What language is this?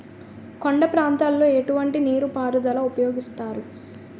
Telugu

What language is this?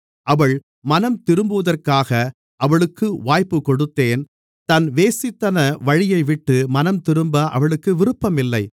Tamil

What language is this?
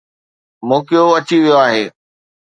Sindhi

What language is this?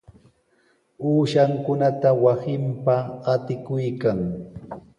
Sihuas Ancash Quechua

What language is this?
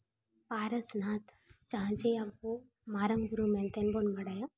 Santali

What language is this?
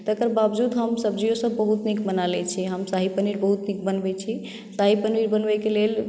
Maithili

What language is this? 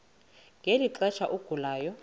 Xhosa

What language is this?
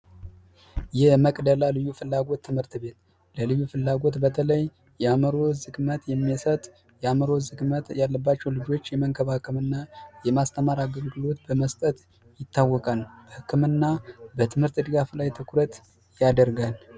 Amharic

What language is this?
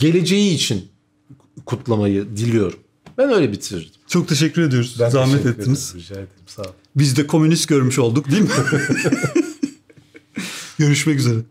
Turkish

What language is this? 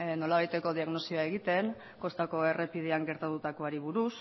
Basque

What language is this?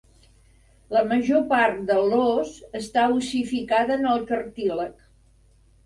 Catalan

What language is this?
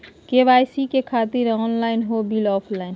Magahi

